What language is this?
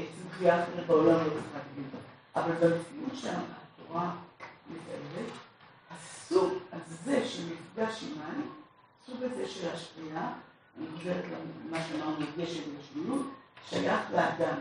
Hebrew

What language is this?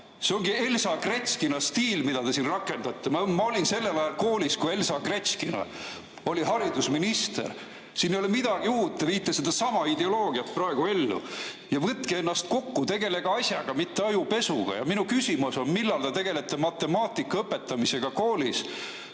Estonian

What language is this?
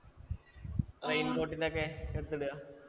Malayalam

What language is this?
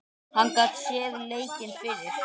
Icelandic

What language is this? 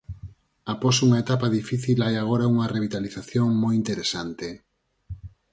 Galician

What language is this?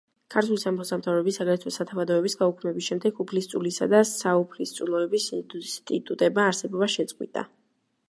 Georgian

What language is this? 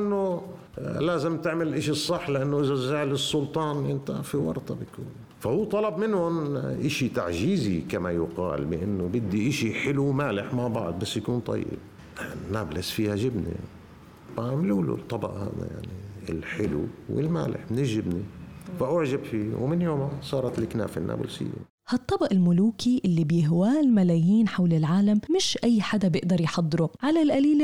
Arabic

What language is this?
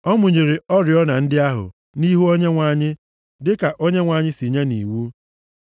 Igbo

